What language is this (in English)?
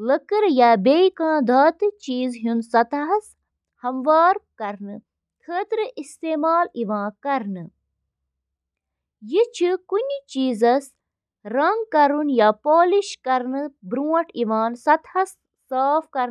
Kashmiri